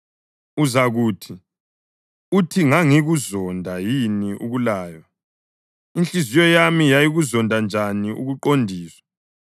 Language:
North Ndebele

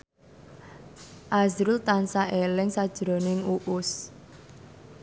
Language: Javanese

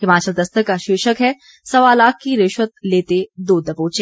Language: Hindi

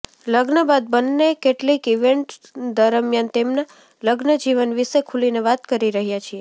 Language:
Gujarati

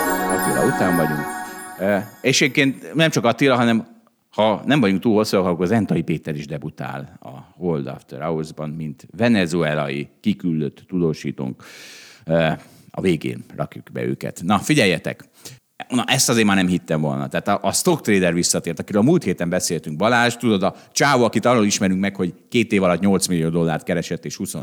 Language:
Hungarian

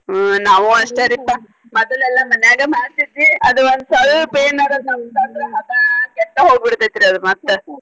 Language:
Kannada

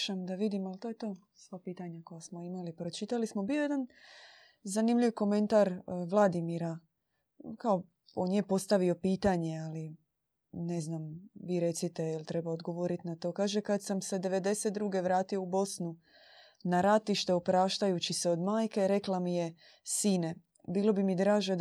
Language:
Croatian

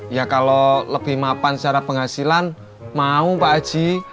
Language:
Indonesian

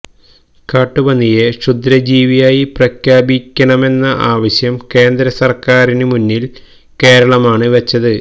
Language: Malayalam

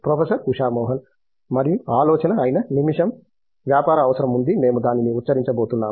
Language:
Telugu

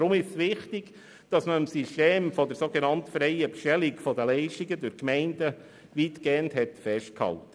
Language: Swiss German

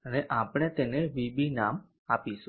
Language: Gujarati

